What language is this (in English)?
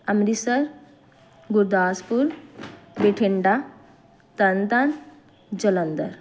Punjabi